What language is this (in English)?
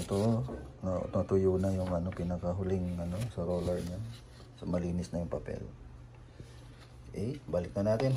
Filipino